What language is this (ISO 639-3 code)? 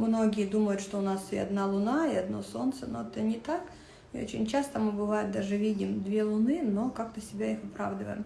rus